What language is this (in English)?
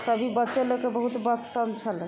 Maithili